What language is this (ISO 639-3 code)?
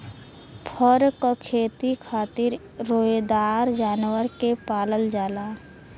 bho